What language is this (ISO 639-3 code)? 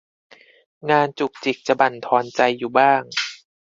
tha